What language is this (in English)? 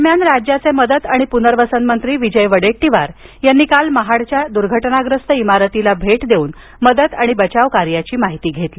Marathi